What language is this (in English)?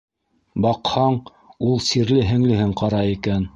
Bashkir